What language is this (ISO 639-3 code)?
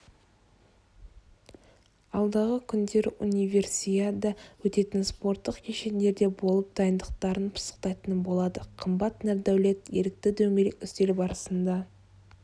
kaz